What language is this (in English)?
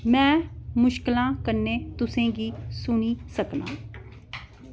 Dogri